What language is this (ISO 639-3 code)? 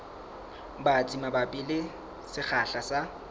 sot